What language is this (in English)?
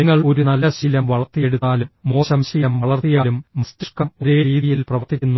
Malayalam